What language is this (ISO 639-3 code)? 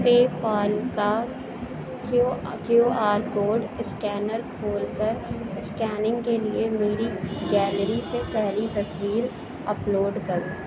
urd